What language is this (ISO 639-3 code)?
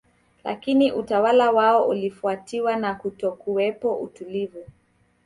swa